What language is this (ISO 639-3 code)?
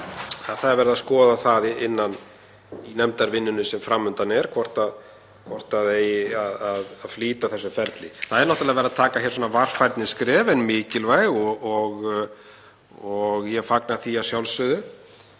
isl